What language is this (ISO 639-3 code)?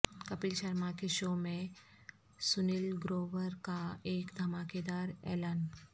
urd